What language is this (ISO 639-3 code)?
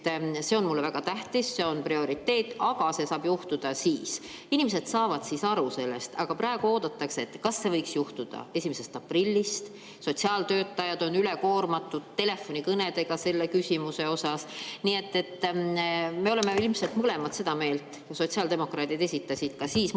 est